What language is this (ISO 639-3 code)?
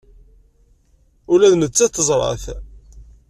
kab